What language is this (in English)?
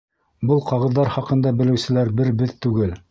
Bashkir